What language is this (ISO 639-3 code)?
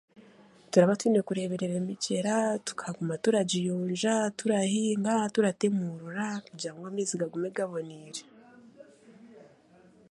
cgg